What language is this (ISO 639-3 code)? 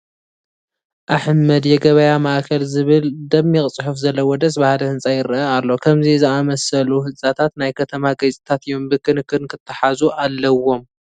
tir